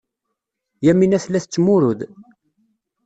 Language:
Kabyle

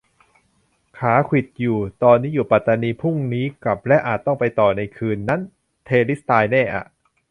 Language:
Thai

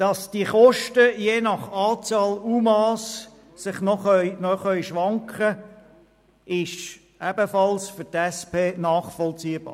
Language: Swiss German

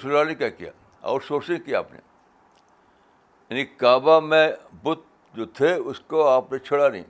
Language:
Urdu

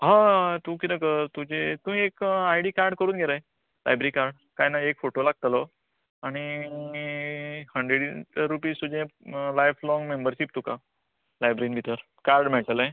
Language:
Konkani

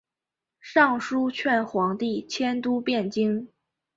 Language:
Chinese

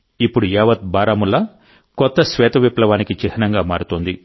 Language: Telugu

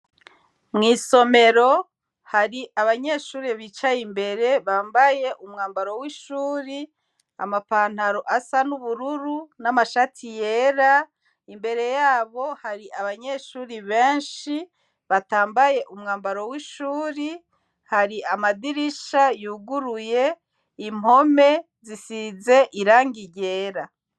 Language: Rundi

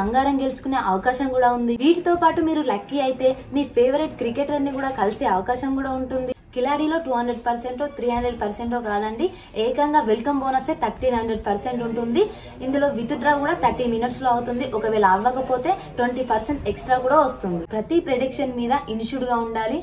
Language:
Hindi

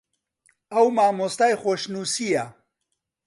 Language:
Central Kurdish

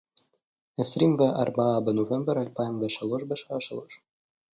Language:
Hebrew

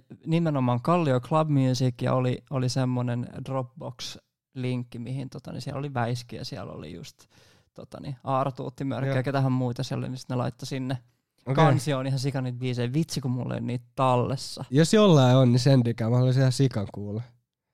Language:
Finnish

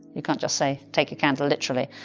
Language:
English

